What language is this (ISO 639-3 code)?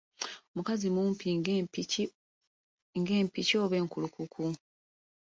lug